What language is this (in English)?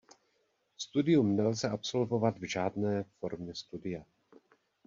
Czech